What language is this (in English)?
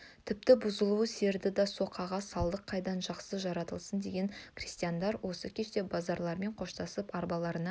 Kazakh